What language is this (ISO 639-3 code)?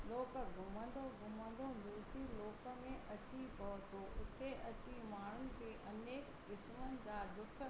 snd